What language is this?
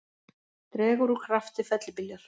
Icelandic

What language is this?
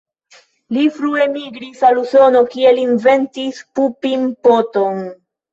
Esperanto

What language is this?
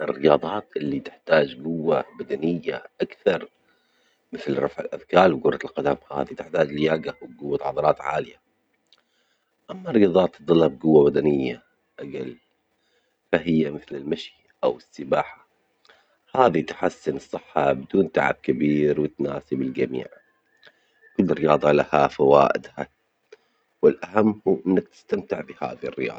Omani Arabic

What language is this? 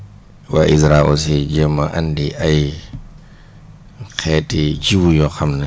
Wolof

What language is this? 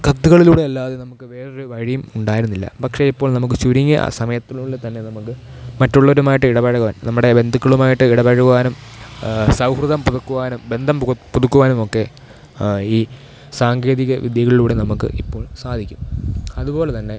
Malayalam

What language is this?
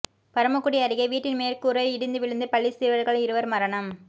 Tamil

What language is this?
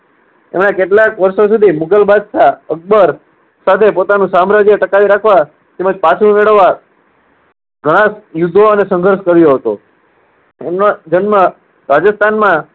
Gujarati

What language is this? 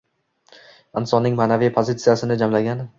Uzbek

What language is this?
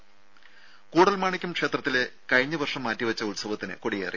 Malayalam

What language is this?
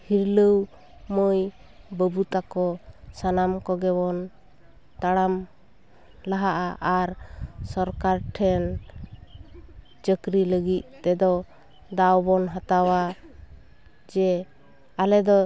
Santali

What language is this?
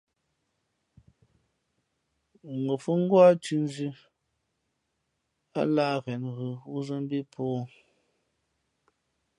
Fe'fe'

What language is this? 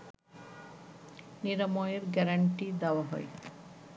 Bangla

